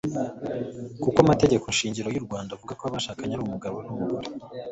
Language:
Kinyarwanda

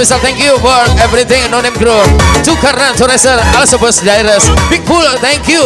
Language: Indonesian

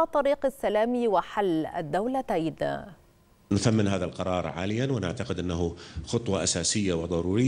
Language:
Arabic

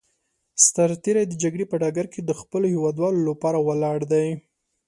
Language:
Pashto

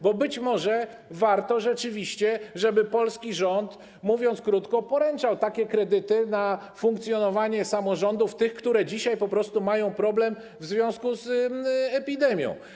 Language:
Polish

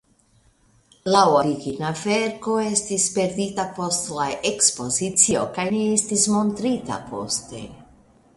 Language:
Esperanto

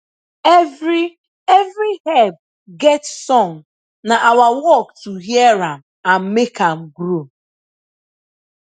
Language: Nigerian Pidgin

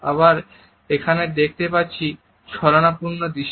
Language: Bangla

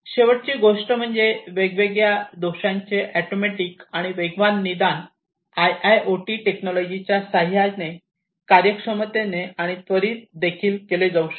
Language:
Marathi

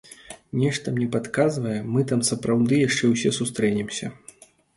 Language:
Belarusian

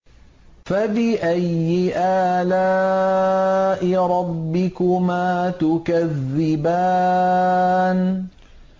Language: Arabic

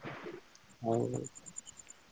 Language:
Odia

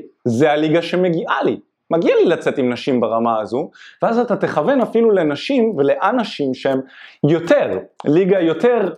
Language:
Hebrew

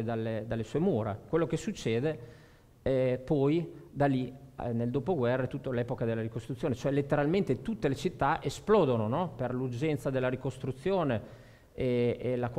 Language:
Italian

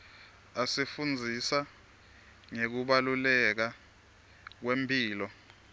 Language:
Swati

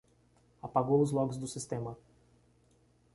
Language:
Portuguese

